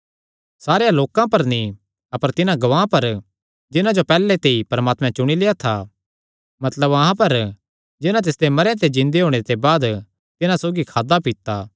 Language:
Kangri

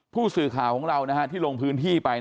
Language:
Thai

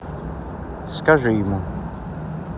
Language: Russian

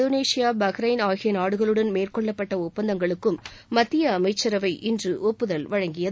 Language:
Tamil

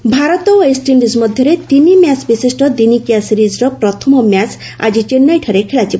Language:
Odia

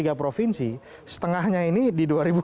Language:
Indonesian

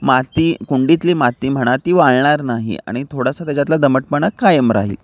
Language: Marathi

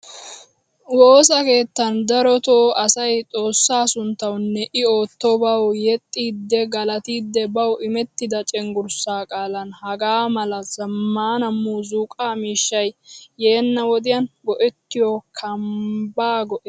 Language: Wolaytta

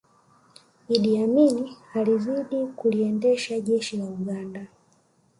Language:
Swahili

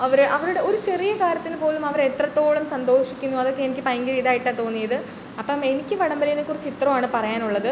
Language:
Malayalam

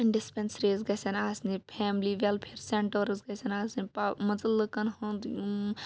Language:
Kashmiri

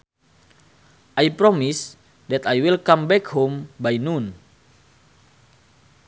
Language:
Sundanese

